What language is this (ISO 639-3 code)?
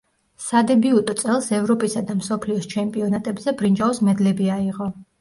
kat